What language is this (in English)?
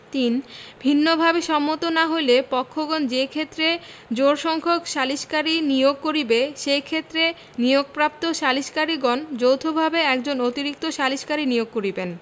Bangla